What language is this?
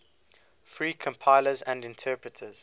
English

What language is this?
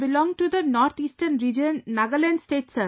English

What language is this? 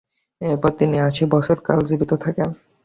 Bangla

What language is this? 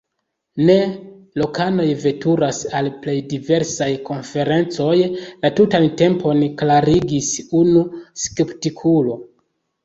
Esperanto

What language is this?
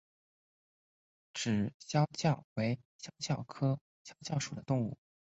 Chinese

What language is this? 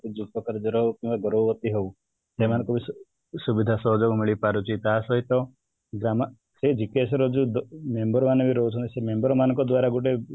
Odia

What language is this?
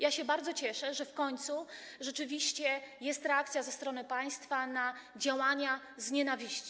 Polish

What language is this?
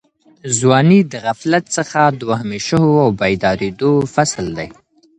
Pashto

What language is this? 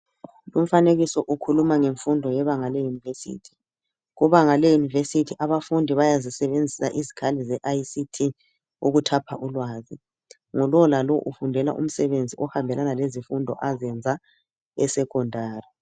North Ndebele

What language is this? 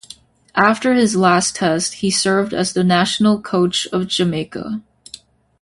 English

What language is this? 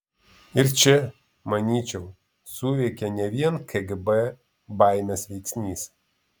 Lithuanian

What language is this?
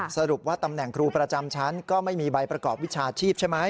Thai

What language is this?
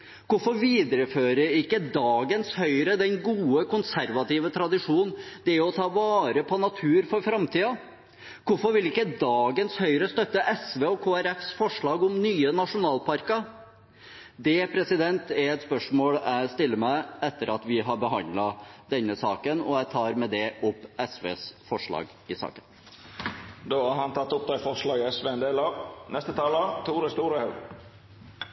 Norwegian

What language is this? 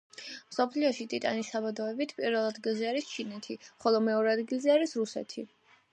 Georgian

